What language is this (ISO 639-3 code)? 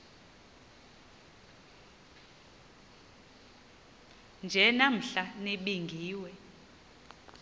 xho